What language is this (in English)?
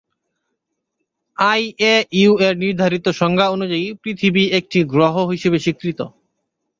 Bangla